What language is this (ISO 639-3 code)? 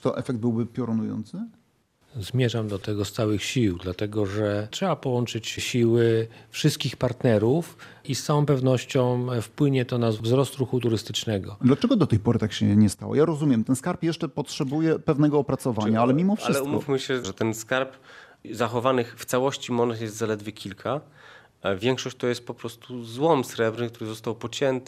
pol